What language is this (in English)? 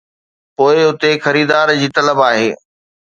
Sindhi